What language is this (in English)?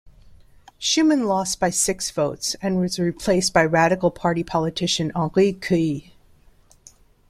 English